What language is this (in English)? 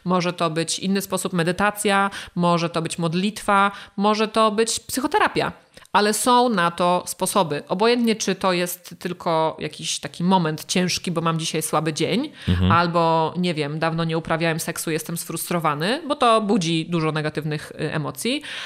Polish